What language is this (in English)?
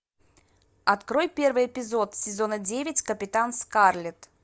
Russian